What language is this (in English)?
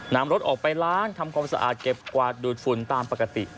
Thai